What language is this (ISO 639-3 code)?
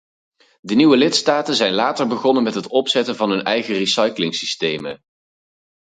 nld